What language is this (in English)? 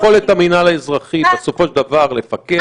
Hebrew